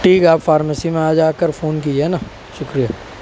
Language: Urdu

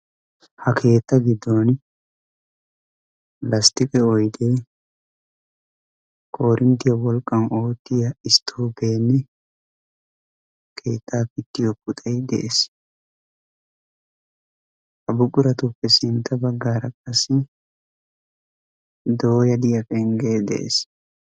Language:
Wolaytta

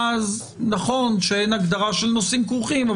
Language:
Hebrew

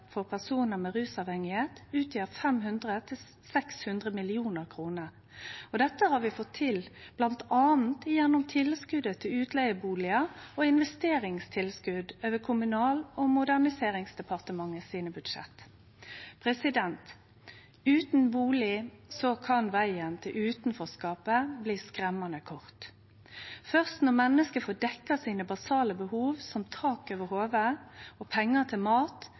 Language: Norwegian Nynorsk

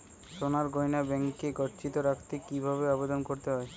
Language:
Bangla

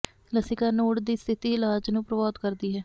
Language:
Punjabi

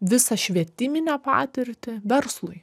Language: Lithuanian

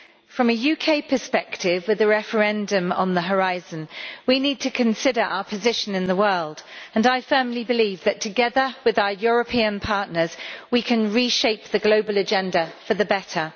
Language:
English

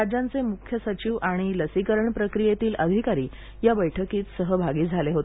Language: Marathi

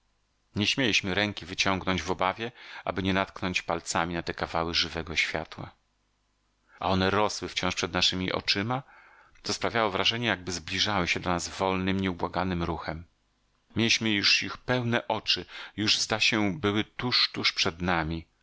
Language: Polish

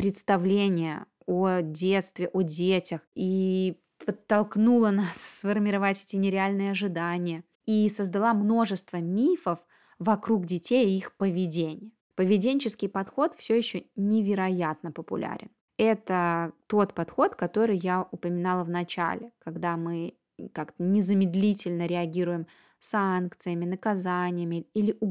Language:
Russian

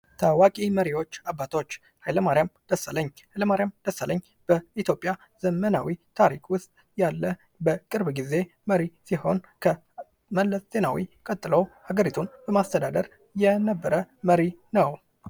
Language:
Amharic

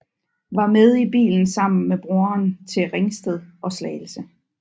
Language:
Danish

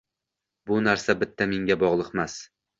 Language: Uzbek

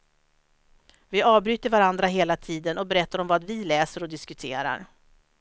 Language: Swedish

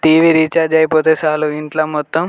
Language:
Telugu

